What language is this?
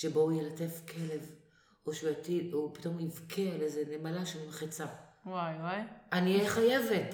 Hebrew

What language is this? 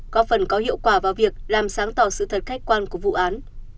Vietnamese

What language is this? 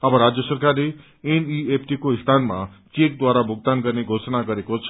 Nepali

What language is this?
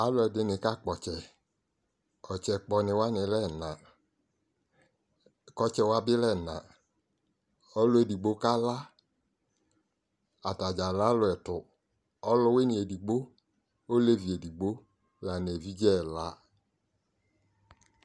Ikposo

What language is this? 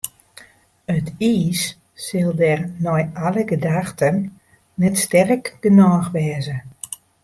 Western Frisian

